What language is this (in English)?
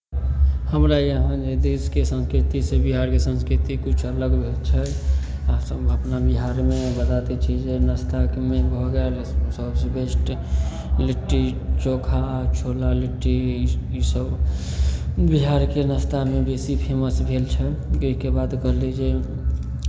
Maithili